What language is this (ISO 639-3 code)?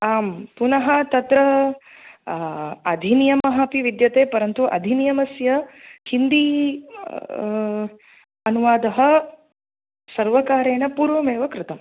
san